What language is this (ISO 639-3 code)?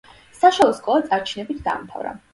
kat